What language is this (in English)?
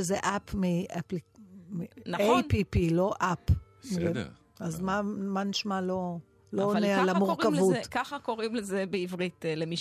Hebrew